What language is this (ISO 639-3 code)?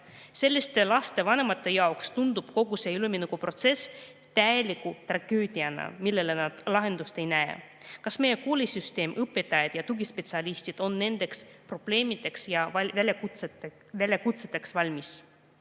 est